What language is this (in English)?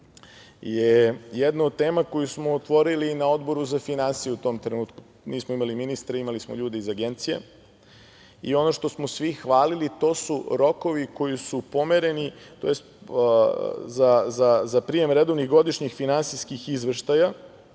Serbian